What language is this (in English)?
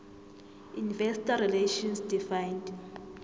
South Ndebele